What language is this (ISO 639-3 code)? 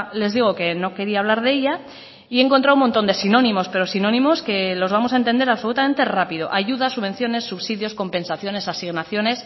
spa